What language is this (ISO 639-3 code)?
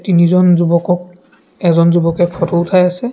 asm